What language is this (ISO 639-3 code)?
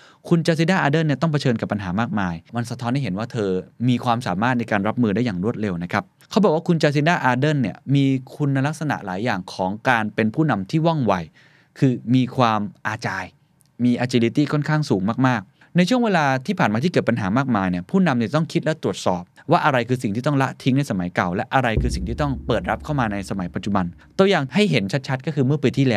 tha